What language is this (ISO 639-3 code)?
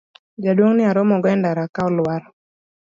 luo